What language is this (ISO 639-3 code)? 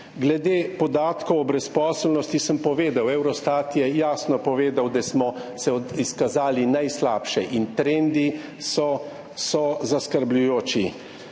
slv